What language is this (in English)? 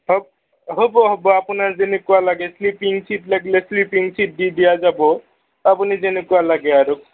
Assamese